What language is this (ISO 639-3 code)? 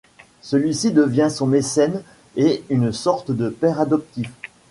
fra